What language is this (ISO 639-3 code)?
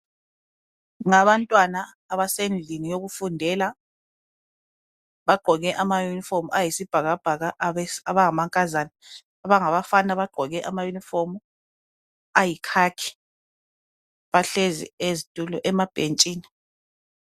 nde